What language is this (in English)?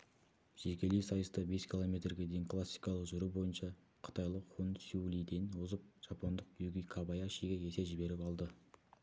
Kazakh